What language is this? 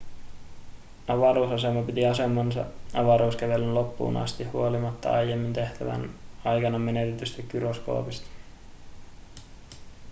Finnish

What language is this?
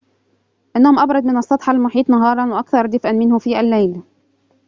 Arabic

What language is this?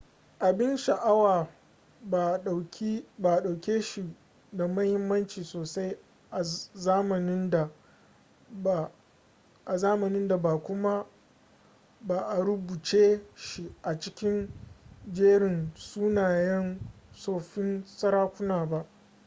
Hausa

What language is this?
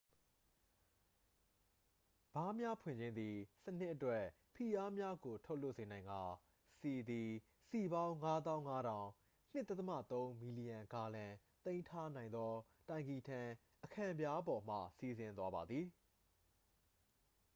Burmese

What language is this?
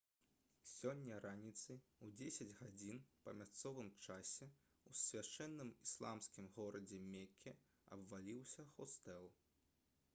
Belarusian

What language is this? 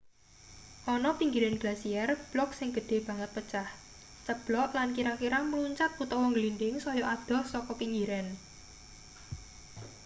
Javanese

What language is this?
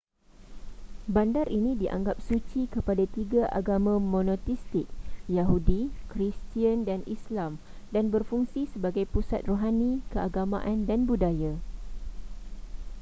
Malay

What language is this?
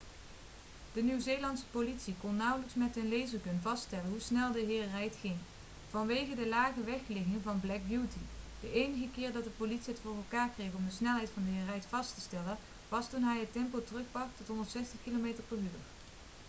Dutch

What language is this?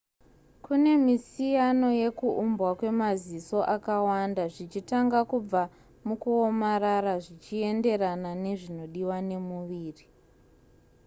Shona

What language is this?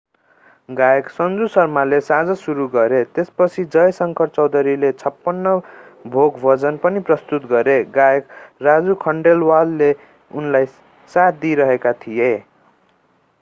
Nepali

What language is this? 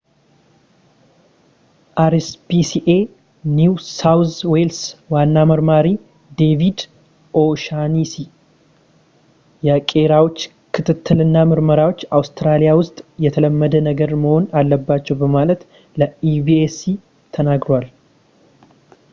Amharic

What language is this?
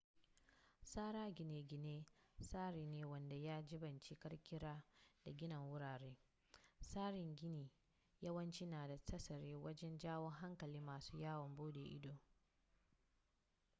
Hausa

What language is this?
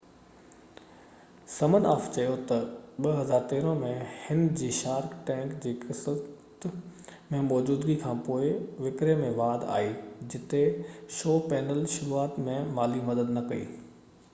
Sindhi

